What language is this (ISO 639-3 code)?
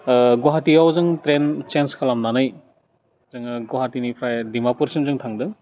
brx